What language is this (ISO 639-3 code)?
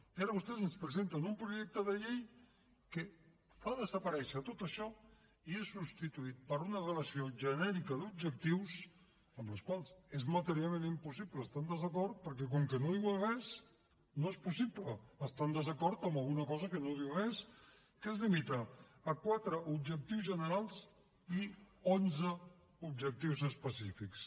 cat